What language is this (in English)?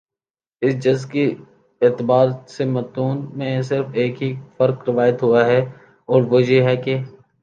Urdu